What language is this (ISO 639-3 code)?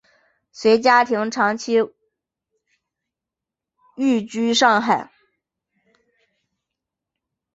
zho